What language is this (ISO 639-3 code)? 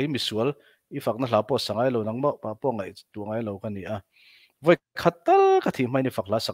tha